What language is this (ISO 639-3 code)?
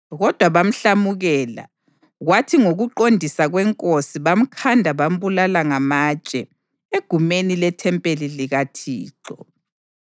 nde